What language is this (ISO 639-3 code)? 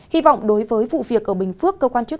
vie